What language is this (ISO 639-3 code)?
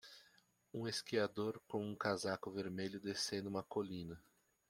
por